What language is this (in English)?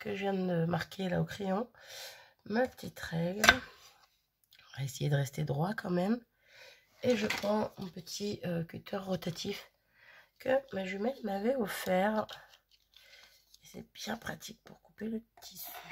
French